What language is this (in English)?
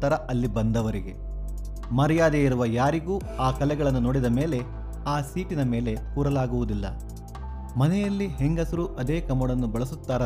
Kannada